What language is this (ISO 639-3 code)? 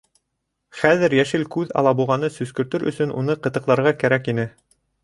bak